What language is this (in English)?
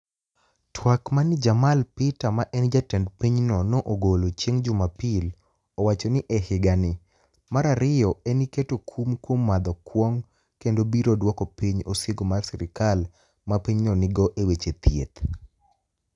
Luo (Kenya and Tanzania)